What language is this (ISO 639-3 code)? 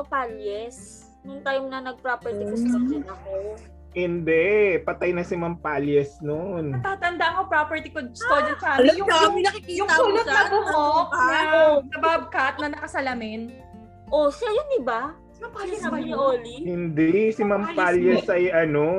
fil